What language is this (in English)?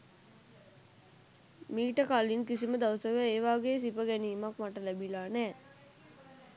Sinhala